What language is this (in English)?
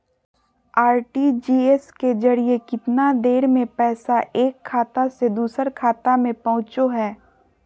Magahi